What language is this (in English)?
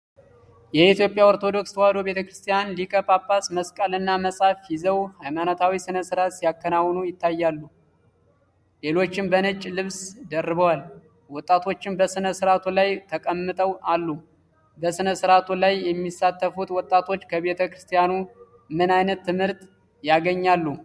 Amharic